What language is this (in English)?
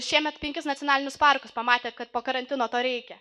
Lithuanian